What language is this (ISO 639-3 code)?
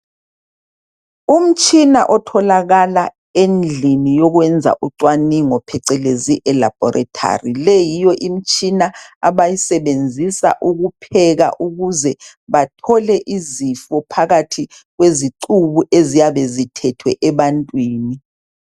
nde